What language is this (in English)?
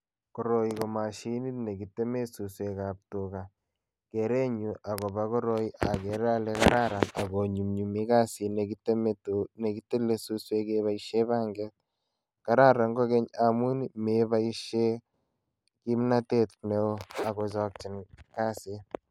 Kalenjin